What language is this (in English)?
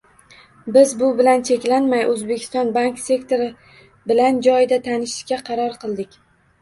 Uzbek